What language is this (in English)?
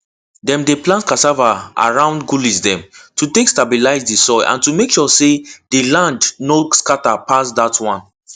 Nigerian Pidgin